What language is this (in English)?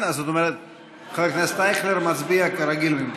Hebrew